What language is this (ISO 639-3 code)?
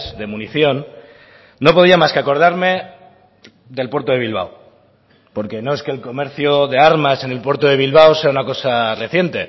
spa